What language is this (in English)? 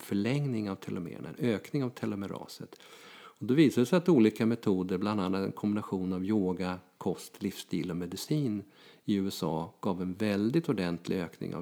Swedish